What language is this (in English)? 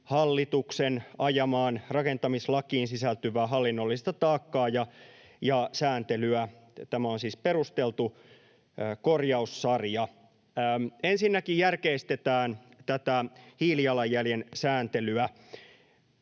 Finnish